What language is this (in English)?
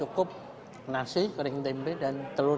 Indonesian